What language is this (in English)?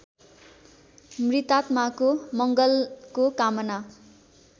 Nepali